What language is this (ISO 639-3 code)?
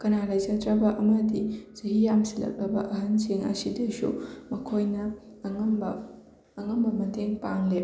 mni